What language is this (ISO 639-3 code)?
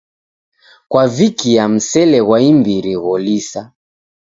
dav